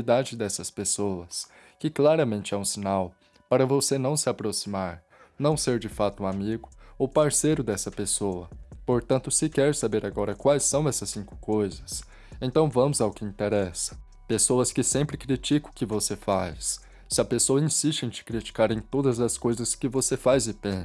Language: Portuguese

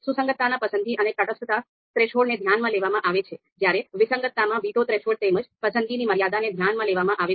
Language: Gujarati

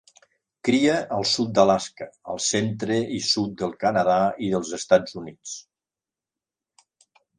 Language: Catalan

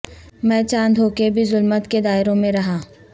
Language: Urdu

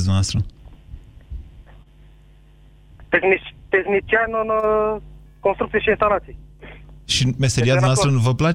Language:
Romanian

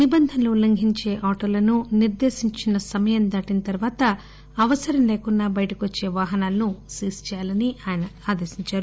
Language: Telugu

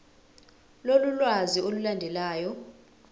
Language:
Zulu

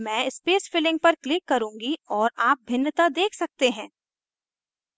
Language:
Hindi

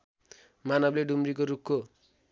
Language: Nepali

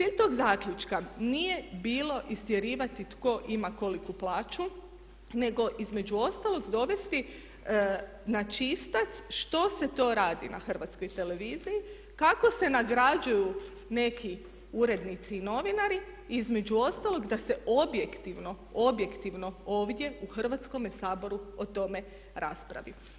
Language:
Croatian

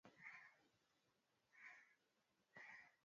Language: Swahili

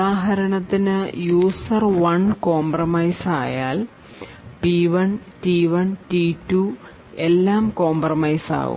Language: Malayalam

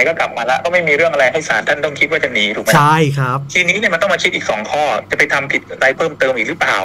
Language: Thai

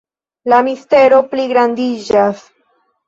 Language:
Esperanto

